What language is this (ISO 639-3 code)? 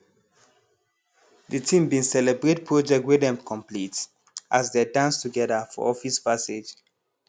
pcm